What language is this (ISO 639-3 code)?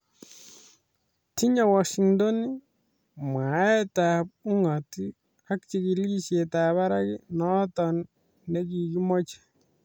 kln